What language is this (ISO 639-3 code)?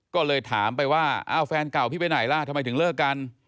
tha